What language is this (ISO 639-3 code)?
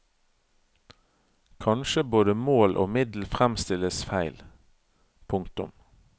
nor